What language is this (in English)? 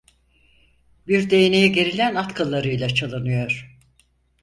Turkish